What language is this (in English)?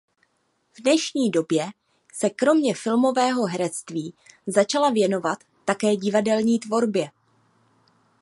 Czech